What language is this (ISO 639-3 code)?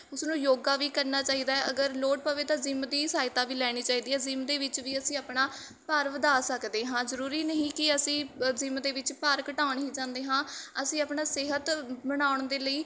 pan